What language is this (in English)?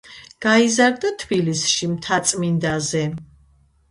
Georgian